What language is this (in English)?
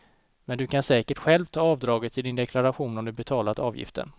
Swedish